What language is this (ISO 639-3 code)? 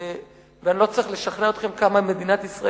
heb